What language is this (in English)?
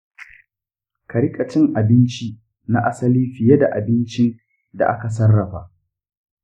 Hausa